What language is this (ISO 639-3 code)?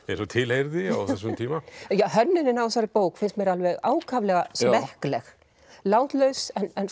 isl